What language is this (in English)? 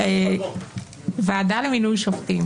Hebrew